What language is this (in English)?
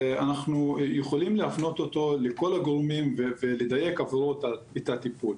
Hebrew